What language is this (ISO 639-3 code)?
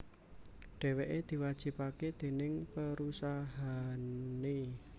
jav